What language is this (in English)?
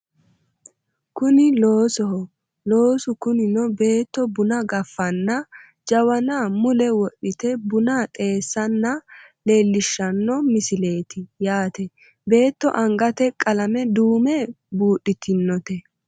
Sidamo